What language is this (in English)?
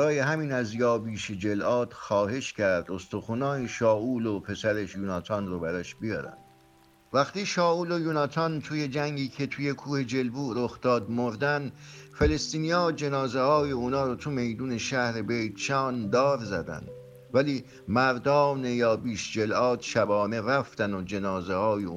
Persian